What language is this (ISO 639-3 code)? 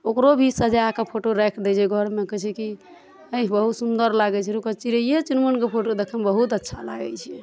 mai